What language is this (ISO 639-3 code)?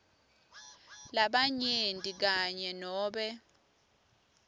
ssw